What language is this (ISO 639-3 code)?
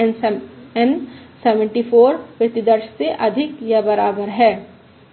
hin